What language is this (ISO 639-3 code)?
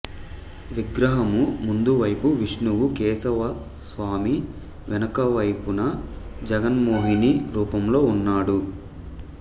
tel